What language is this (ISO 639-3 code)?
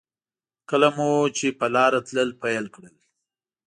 pus